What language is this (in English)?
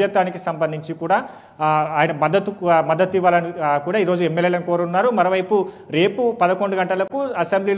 Telugu